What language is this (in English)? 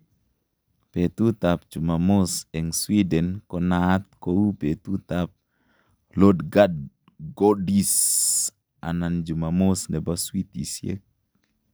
Kalenjin